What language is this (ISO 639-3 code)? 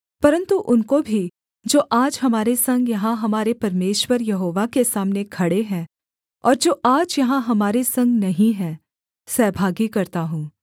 hin